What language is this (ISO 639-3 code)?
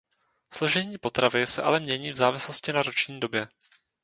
ces